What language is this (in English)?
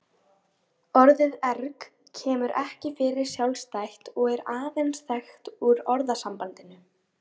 Icelandic